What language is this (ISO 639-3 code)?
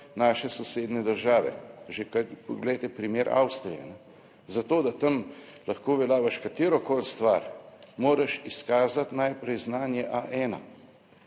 slv